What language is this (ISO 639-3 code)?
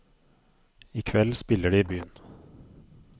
nor